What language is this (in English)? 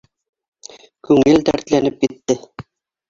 Bashkir